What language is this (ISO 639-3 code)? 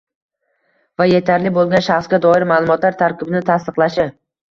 uzb